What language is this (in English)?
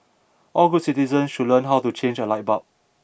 English